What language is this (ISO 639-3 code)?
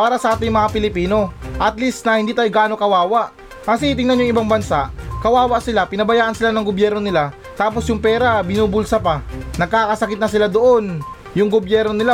fil